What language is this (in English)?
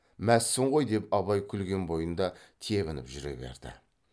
Kazakh